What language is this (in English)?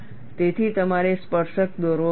Gujarati